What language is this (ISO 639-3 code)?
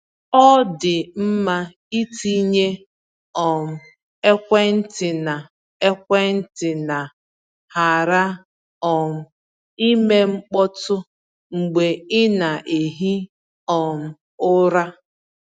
ibo